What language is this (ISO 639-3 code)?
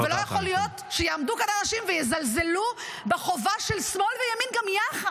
heb